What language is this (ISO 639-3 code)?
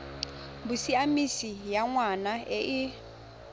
tsn